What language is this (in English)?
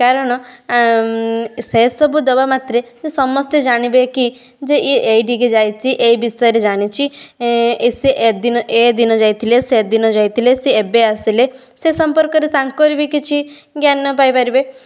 Odia